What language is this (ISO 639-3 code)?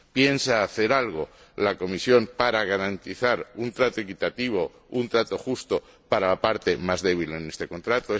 spa